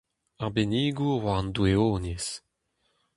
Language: Breton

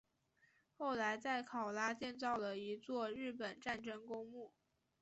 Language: Chinese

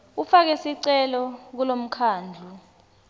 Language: Swati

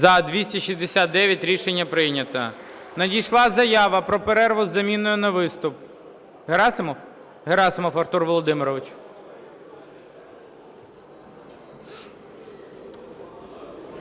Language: Ukrainian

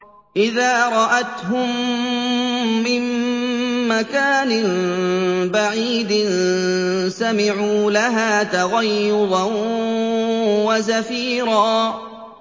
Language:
Arabic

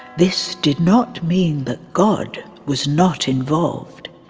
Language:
English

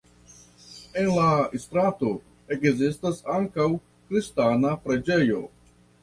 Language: Esperanto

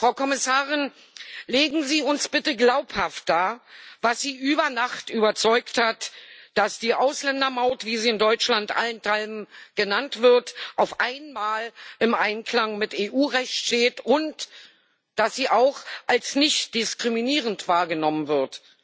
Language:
German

